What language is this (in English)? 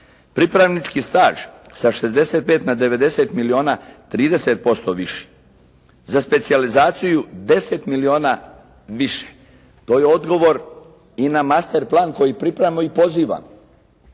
Croatian